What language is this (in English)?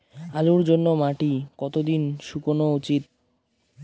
Bangla